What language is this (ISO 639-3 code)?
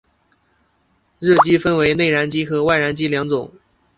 zho